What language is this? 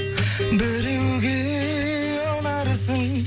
Kazakh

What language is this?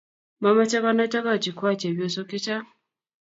Kalenjin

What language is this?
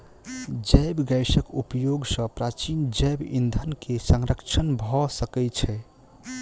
Maithili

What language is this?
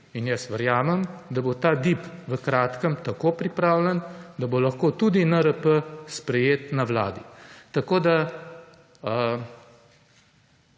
Slovenian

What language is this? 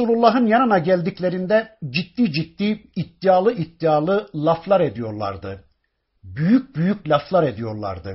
Turkish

